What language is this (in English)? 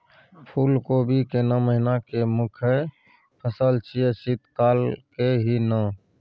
Maithili